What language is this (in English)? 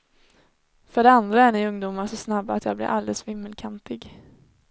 Swedish